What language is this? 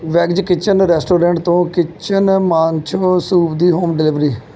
Punjabi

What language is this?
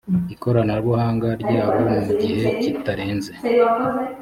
Kinyarwanda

